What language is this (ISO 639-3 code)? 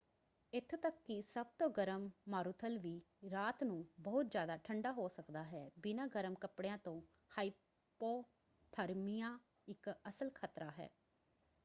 pan